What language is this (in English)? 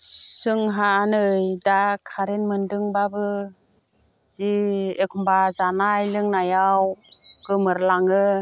Bodo